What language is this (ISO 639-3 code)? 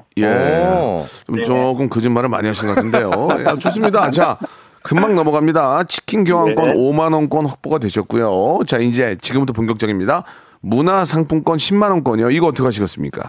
kor